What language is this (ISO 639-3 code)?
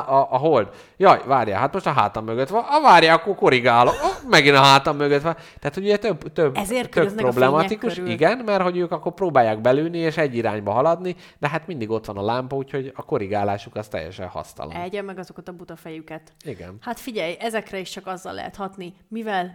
hun